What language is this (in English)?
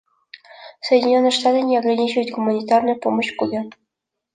Russian